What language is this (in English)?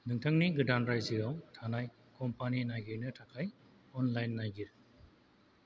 Bodo